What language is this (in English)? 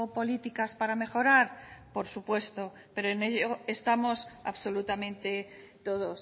Spanish